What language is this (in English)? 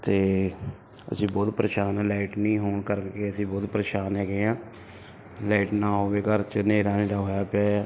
Punjabi